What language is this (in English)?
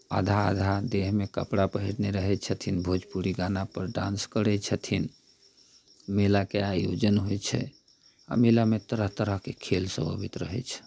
Maithili